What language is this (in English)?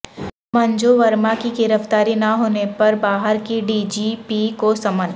Urdu